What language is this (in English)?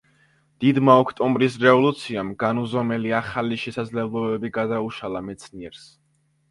Georgian